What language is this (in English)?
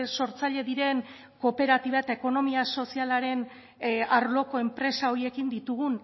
Basque